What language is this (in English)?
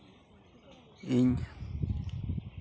Santali